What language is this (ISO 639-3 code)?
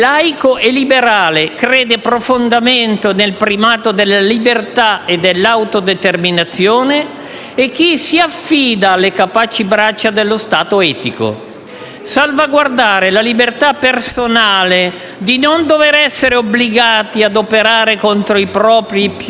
ita